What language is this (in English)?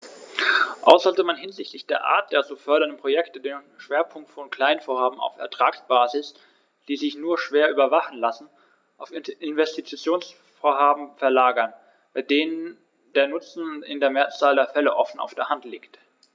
German